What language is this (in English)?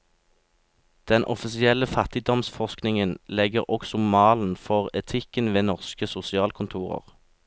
Norwegian